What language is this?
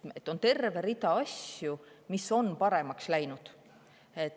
Estonian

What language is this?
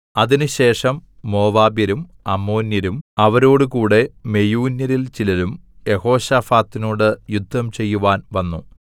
Malayalam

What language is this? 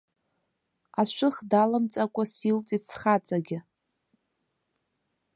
Abkhazian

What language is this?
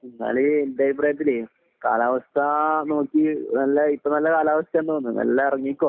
Malayalam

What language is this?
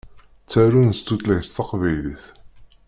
Kabyle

